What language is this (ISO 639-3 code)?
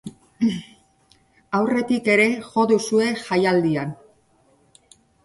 eus